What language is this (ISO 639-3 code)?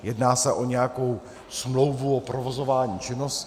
ces